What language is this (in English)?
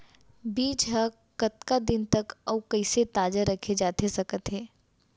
Chhattisgarhi